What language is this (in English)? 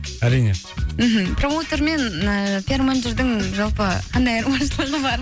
Kazakh